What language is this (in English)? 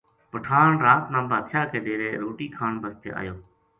Gujari